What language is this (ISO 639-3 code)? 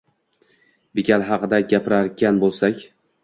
uzb